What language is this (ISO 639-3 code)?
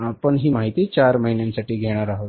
mar